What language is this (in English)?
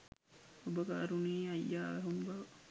Sinhala